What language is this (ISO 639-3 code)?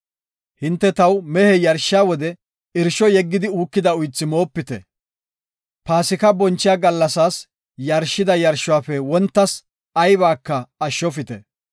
gof